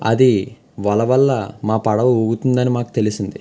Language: Telugu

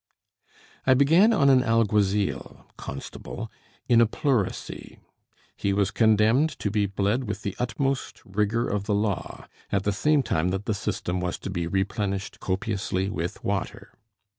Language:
English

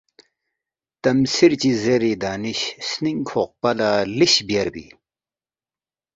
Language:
Balti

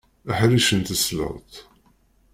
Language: Kabyle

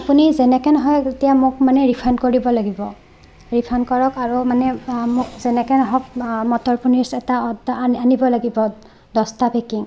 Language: Assamese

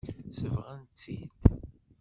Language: Kabyle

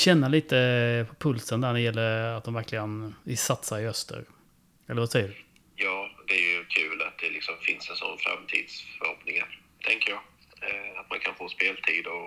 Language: Swedish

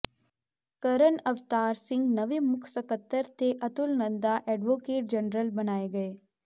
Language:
Punjabi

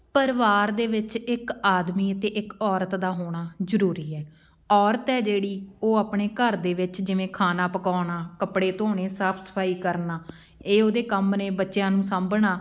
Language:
Punjabi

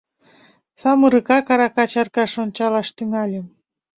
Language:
Mari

